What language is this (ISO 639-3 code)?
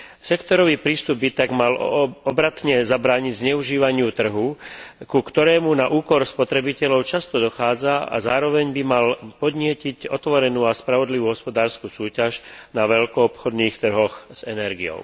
slk